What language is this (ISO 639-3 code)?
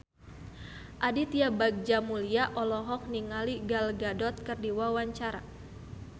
sun